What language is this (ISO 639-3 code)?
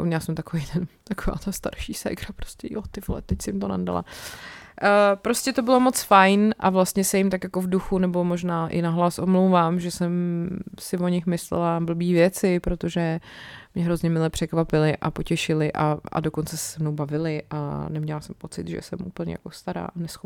ces